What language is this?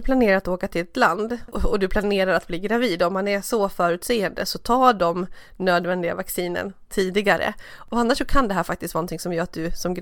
Swedish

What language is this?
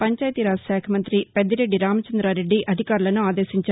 Telugu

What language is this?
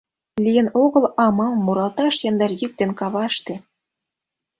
Mari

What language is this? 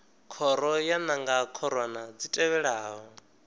Venda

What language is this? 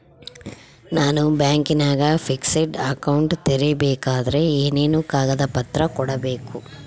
Kannada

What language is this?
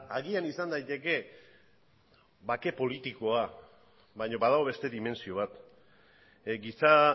Basque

